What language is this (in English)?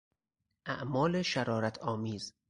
Persian